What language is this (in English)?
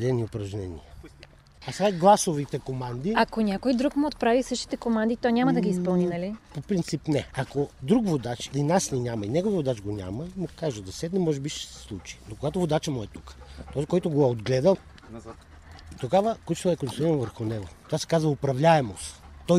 Bulgarian